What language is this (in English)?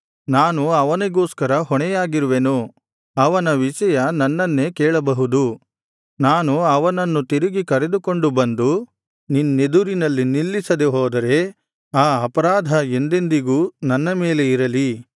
Kannada